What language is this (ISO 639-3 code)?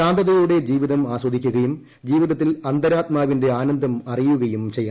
mal